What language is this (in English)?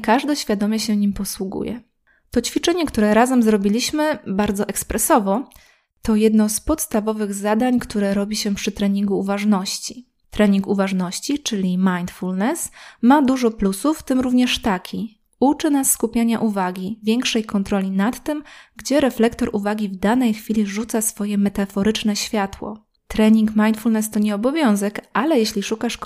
Polish